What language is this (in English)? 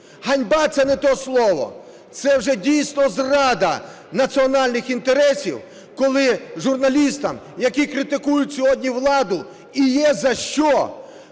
Ukrainian